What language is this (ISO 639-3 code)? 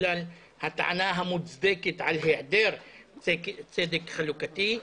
heb